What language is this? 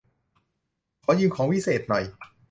Thai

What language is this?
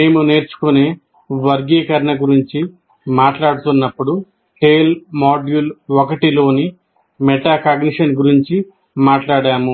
Telugu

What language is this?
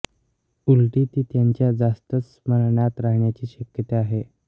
Marathi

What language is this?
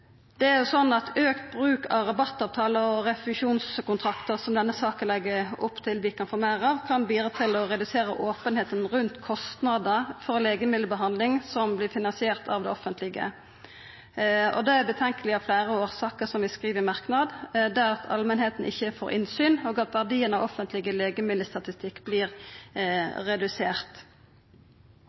Norwegian Nynorsk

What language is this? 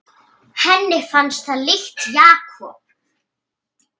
Icelandic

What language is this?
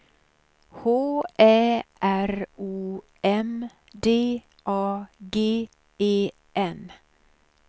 Swedish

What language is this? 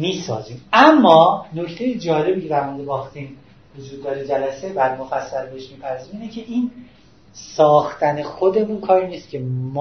Persian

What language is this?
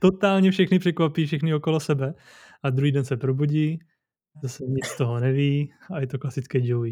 Czech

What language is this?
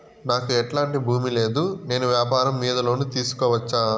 Telugu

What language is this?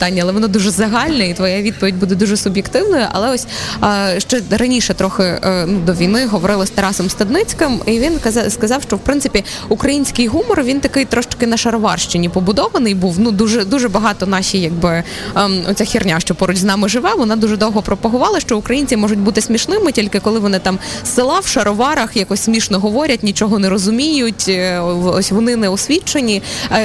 Ukrainian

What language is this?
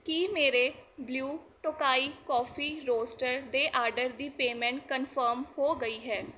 Punjabi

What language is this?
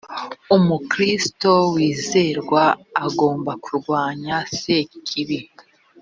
Kinyarwanda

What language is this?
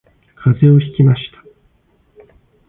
Japanese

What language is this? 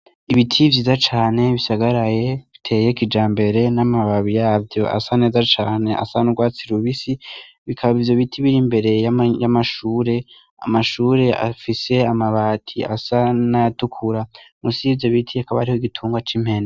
Rundi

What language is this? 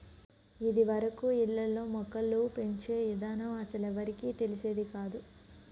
Telugu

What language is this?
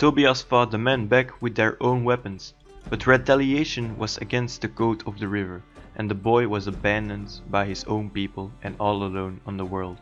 English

